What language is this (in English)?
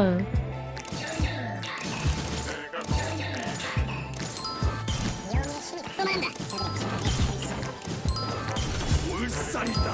Korean